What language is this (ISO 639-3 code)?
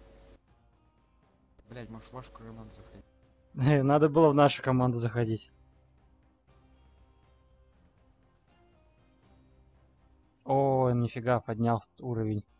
rus